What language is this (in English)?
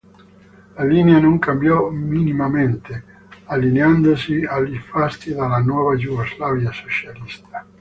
Italian